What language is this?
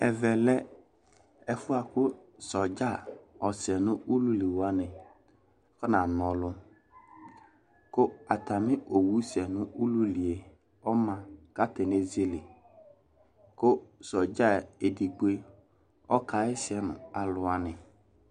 Ikposo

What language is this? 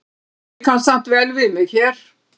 Icelandic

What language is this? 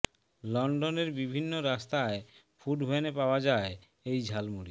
Bangla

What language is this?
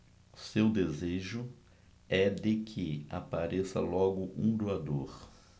Portuguese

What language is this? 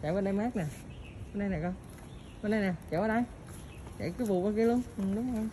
Vietnamese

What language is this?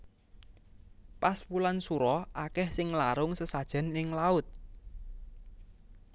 Javanese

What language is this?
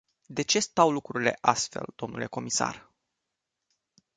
Romanian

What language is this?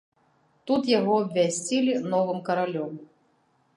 Belarusian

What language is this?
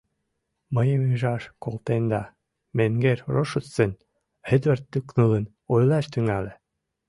Mari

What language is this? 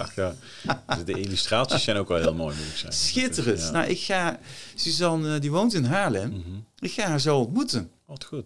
Dutch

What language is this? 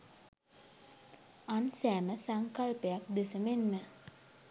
Sinhala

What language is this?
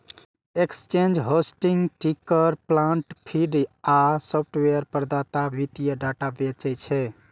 Maithili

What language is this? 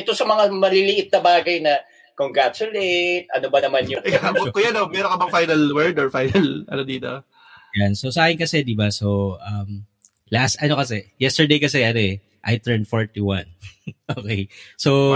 Filipino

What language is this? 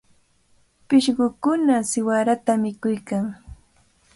Cajatambo North Lima Quechua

